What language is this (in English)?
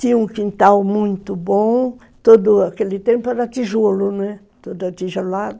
Portuguese